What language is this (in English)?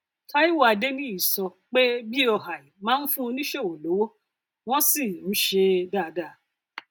Yoruba